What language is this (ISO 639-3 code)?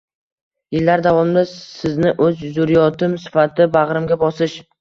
uzb